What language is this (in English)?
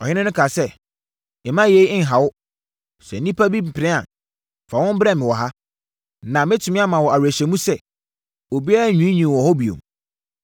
Akan